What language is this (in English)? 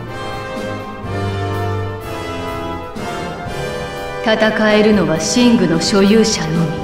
Japanese